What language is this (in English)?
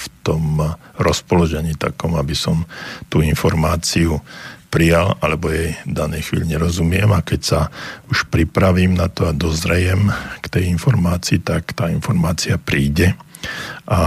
Slovak